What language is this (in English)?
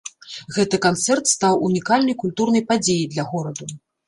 Belarusian